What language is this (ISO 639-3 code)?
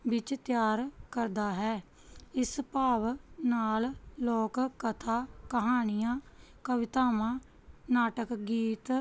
pan